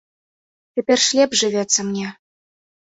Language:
Belarusian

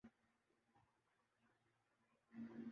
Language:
Urdu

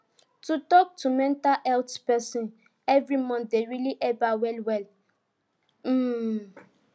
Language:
Nigerian Pidgin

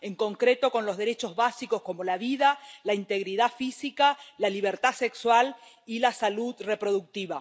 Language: Spanish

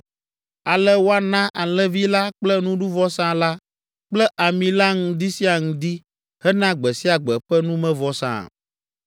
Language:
Ewe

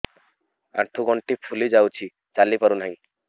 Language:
Odia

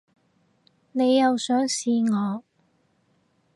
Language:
Cantonese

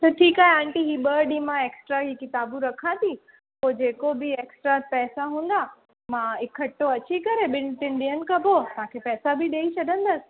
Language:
Sindhi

